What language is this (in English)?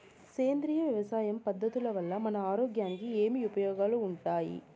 Telugu